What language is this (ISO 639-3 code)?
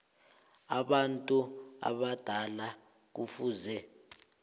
nbl